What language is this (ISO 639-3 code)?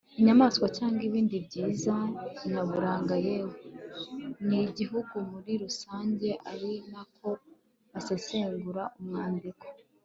kin